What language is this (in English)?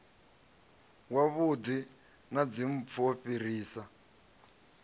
Venda